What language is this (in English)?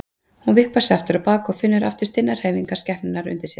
Icelandic